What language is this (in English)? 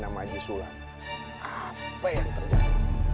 Indonesian